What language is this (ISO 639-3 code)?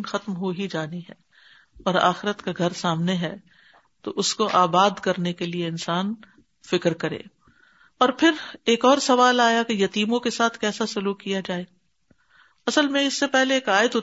urd